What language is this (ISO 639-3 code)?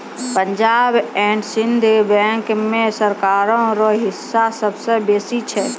mai